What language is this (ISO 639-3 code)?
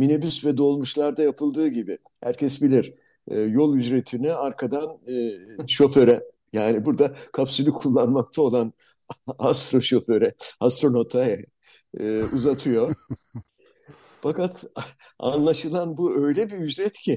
tur